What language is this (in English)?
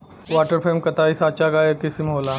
Bhojpuri